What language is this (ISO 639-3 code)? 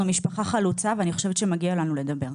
heb